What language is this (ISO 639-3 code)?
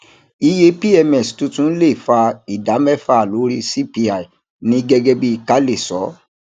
yor